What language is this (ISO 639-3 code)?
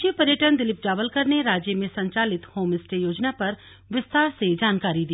hin